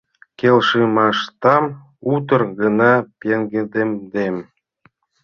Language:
Mari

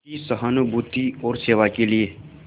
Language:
Hindi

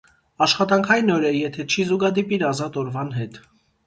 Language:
Armenian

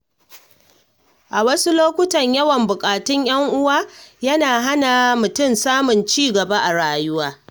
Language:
Hausa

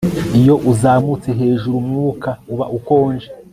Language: Kinyarwanda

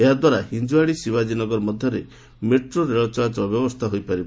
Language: Odia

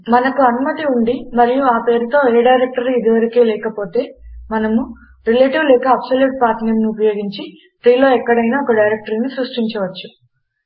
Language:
Telugu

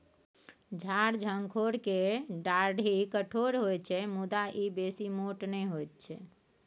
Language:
Maithili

